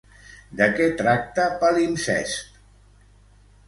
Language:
Catalan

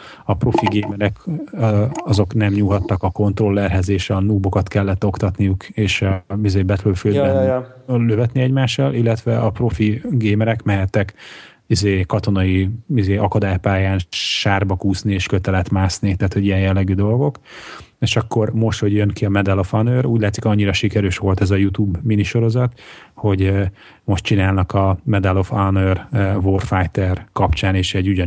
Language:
Hungarian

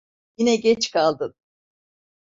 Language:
Turkish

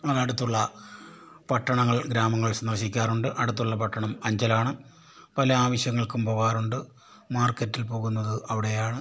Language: Malayalam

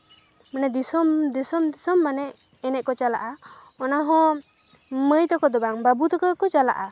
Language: Santali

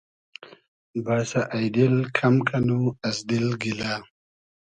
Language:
Hazaragi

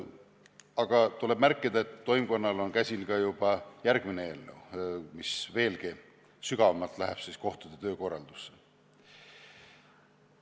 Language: Estonian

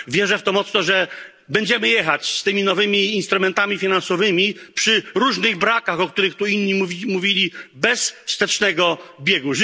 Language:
Polish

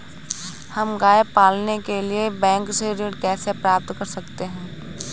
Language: Hindi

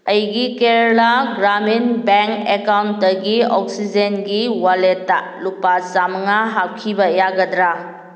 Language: Manipuri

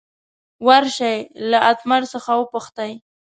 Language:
Pashto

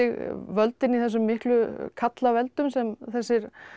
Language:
Icelandic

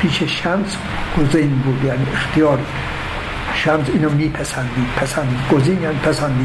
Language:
Persian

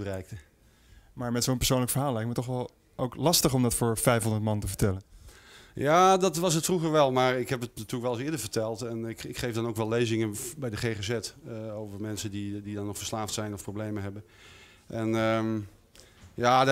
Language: Dutch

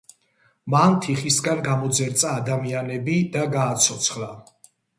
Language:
Georgian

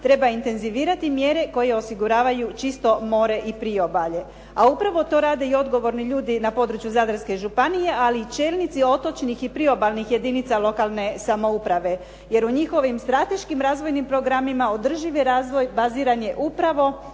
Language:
Croatian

